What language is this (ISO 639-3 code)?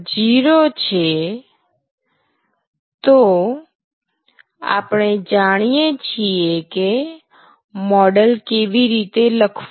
guj